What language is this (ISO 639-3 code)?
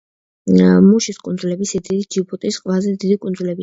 kat